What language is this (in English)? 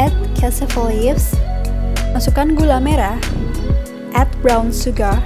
Indonesian